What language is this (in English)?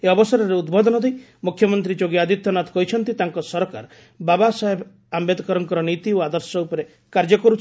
Odia